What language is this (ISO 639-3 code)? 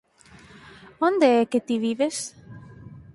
glg